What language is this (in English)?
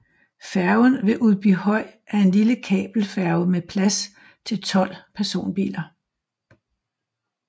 Danish